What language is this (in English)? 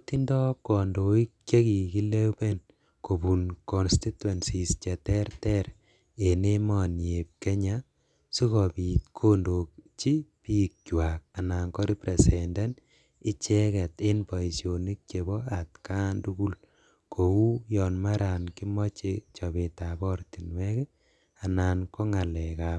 Kalenjin